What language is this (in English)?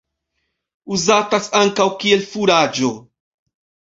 Esperanto